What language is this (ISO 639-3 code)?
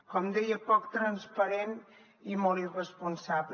cat